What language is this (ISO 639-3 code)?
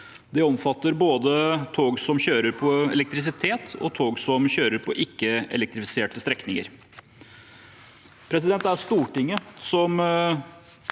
nor